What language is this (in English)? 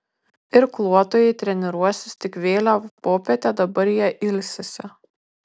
Lithuanian